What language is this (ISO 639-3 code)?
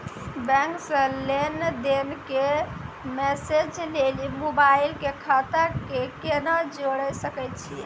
mai